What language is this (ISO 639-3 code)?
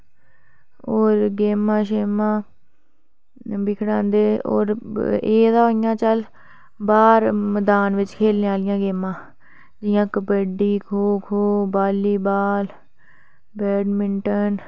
doi